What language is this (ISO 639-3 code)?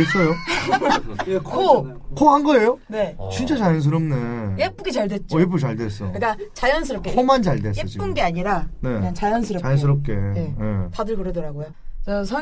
kor